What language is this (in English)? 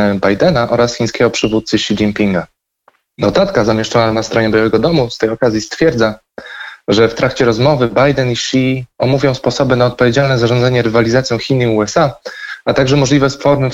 Polish